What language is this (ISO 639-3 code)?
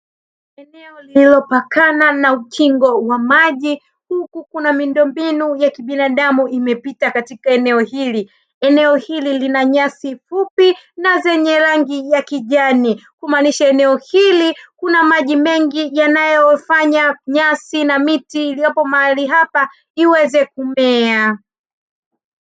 swa